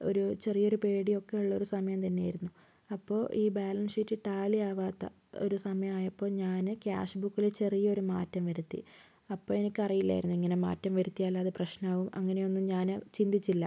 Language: Malayalam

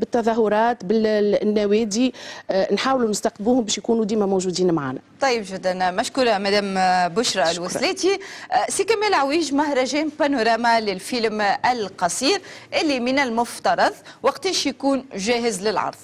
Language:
Arabic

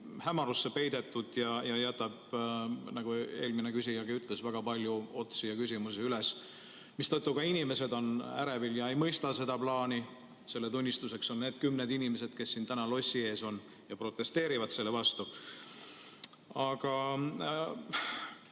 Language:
Estonian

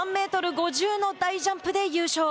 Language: Japanese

